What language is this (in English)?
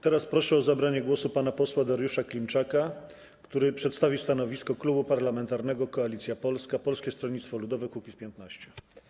Polish